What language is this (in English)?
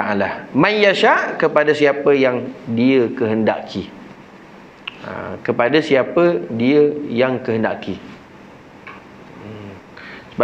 Malay